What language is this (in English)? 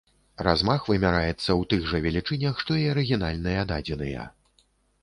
Belarusian